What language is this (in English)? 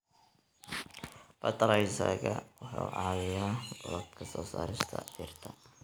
Somali